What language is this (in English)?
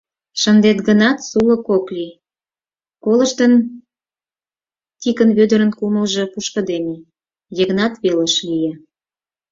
Mari